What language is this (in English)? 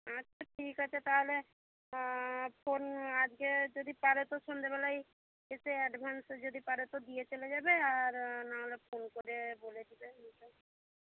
Bangla